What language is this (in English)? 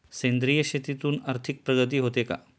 Marathi